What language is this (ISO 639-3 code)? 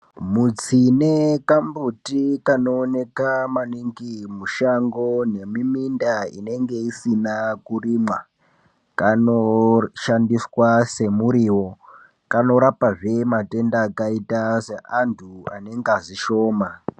ndc